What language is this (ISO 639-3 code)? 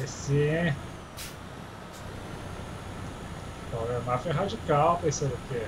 por